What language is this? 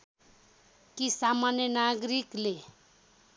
Nepali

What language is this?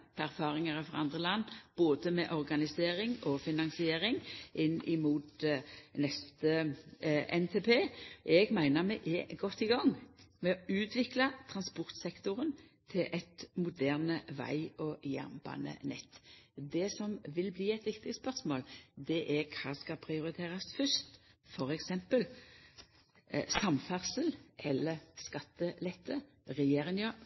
Norwegian Nynorsk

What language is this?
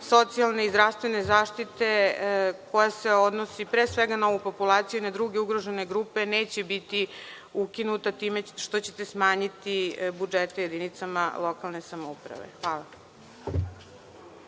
Serbian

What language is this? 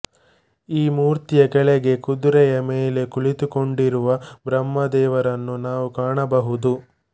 Kannada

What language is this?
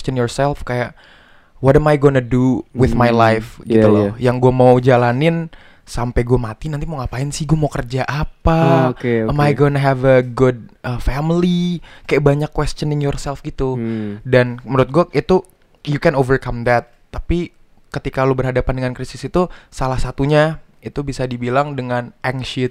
Indonesian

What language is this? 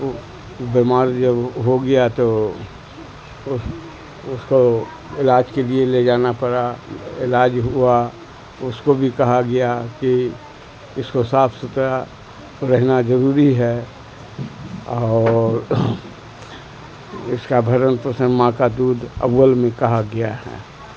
Urdu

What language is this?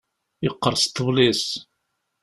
Kabyle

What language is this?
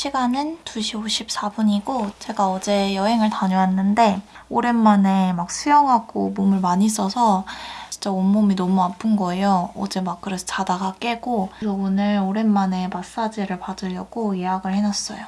Korean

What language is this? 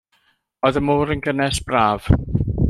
Welsh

